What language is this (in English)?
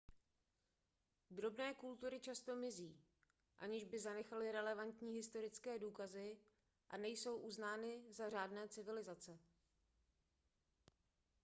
Czech